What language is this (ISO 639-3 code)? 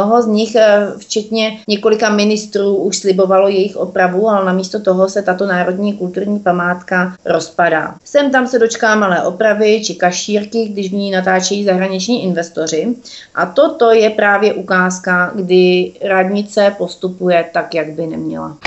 ces